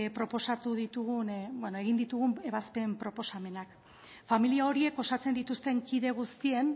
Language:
Basque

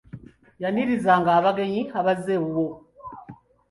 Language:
Ganda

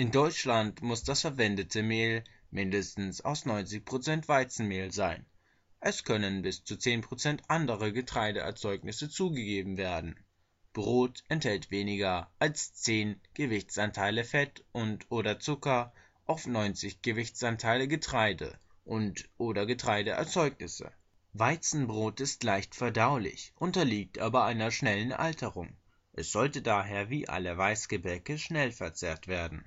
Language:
German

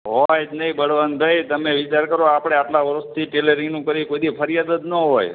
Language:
Gujarati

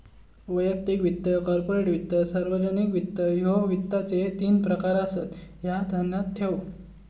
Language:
Marathi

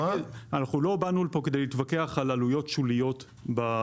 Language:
Hebrew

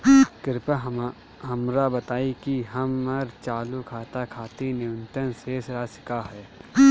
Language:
Bhojpuri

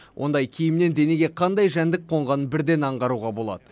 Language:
Kazakh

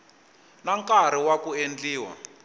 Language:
Tsonga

